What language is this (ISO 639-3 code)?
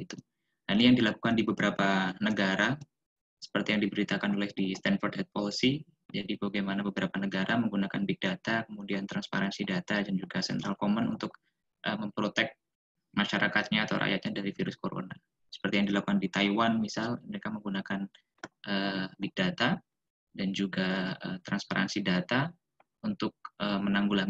ind